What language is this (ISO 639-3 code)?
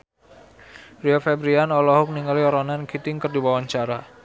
sun